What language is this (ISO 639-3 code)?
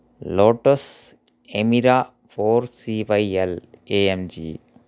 tel